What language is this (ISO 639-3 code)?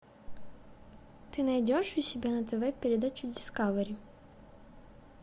rus